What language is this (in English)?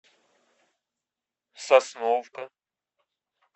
Russian